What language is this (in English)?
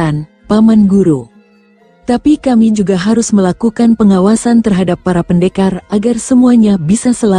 Indonesian